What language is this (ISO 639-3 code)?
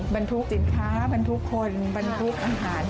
tha